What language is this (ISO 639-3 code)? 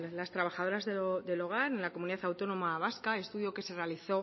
spa